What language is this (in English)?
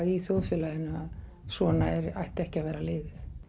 Icelandic